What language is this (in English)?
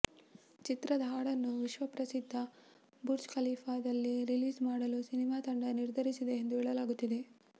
Kannada